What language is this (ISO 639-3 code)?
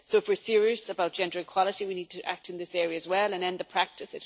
eng